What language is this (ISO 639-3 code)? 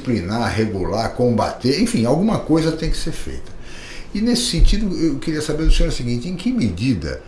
por